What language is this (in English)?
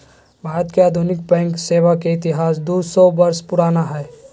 Magahi